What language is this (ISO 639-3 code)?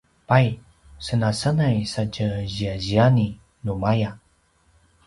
pwn